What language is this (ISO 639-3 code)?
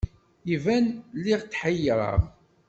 kab